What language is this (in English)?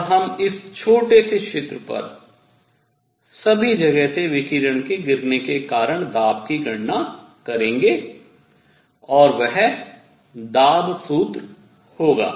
Hindi